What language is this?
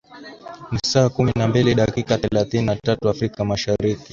Swahili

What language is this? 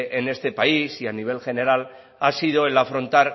Spanish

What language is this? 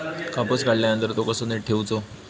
Marathi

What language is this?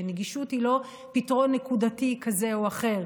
Hebrew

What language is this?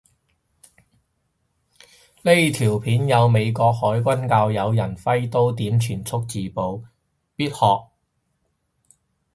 Cantonese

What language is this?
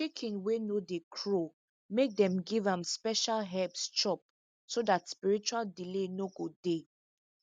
Nigerian Pidgin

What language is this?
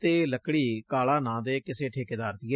Punjabi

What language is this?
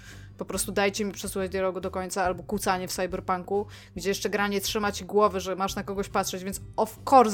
Polish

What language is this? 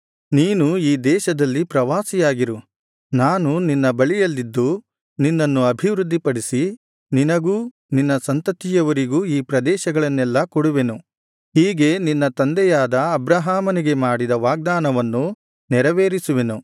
Kannada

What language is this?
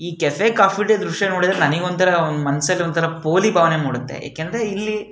Kannada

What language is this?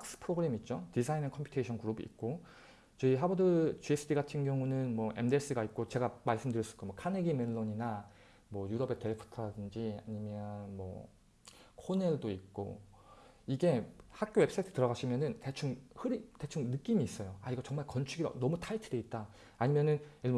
Korean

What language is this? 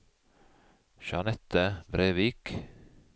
Norwegian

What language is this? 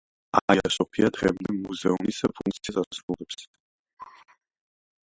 Georgian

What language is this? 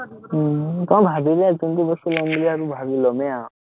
Assamese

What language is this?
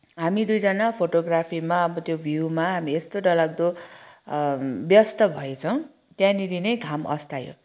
Nepali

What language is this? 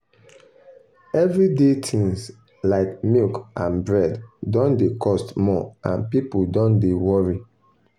Nigerian Pidgin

